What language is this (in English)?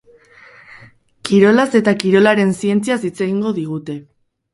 Basque